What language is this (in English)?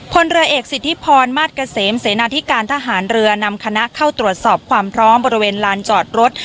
Thai